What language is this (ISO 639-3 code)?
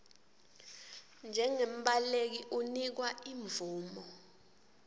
ssw